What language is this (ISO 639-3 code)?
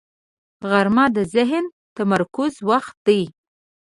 pus